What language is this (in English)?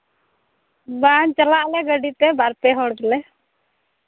Santali